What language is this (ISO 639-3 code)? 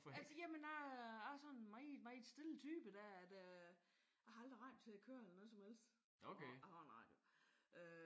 dan